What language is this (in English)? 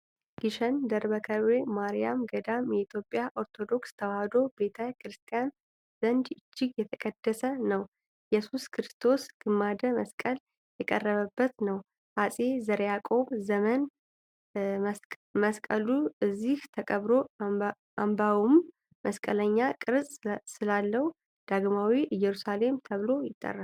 Amharic